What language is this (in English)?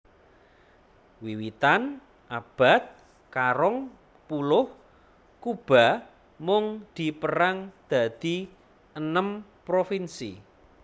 Javanese